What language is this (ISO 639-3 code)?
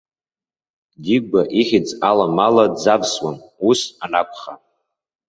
abk